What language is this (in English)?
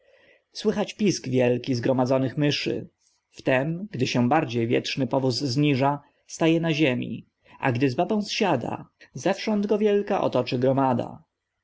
Polish